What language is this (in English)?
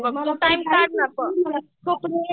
Marathi